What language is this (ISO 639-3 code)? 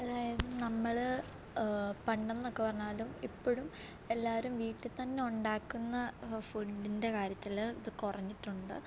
mal